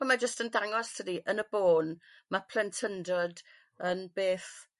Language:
Welsh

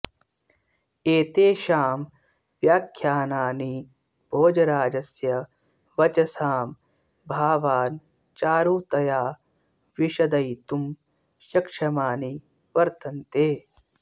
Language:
Sanskrit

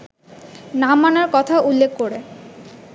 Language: Bangla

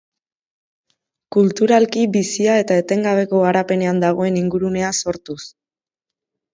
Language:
Basque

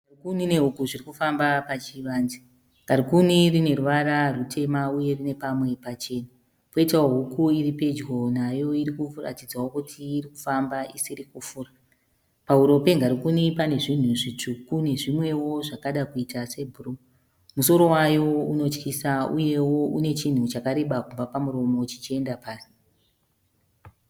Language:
Shona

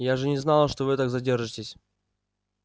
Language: Russian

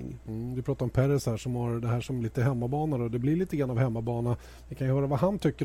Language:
Swedish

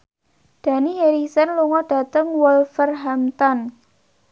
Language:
Javanese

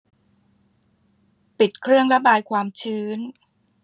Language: Thai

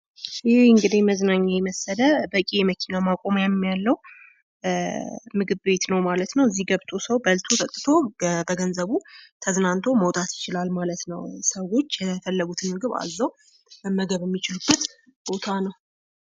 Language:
Amharic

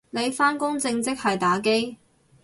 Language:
Cantonese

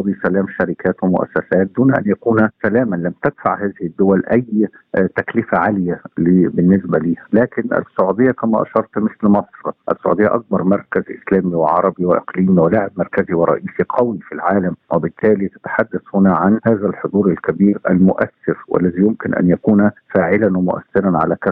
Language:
Arabic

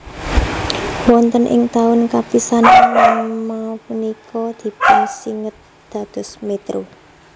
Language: Javanese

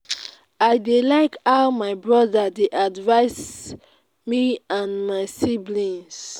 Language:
Nigerian Pidgin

